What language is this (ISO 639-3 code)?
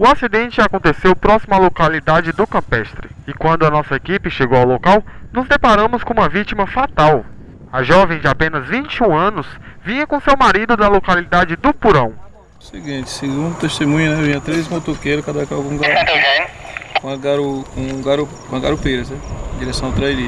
por